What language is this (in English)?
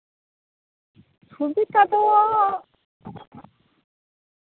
Santali